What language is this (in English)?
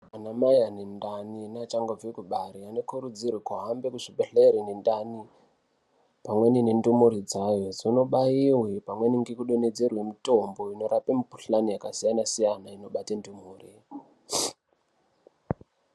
Ndau